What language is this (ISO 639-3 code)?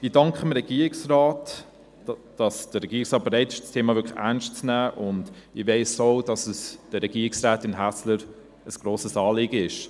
gsw